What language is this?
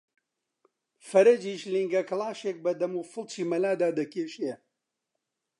Central Kurdish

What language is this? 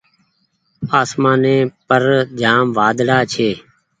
Goaria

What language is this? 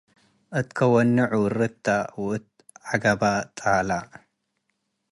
Tigre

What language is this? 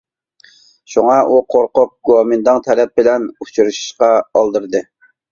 Uyghur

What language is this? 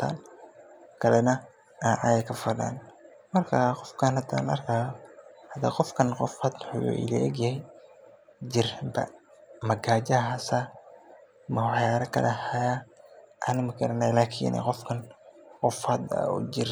Somali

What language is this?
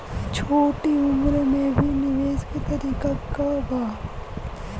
Bhojpuri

